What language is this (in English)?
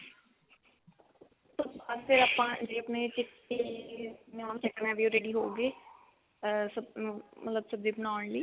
Punjabi